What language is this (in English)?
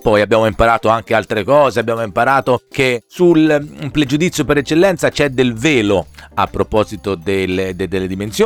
Italian